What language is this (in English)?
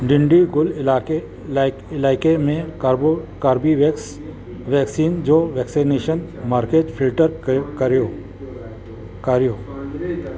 Sindhi